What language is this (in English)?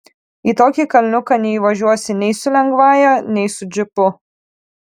Lithuanian